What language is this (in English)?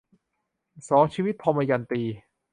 Thai